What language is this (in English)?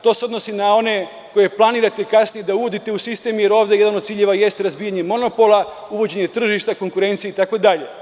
Serbian